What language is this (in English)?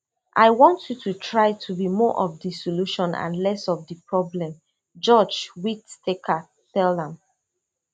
Nigerian Pidgin